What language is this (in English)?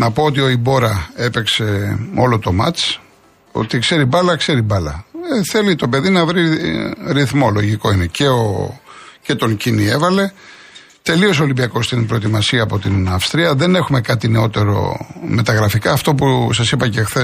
Greek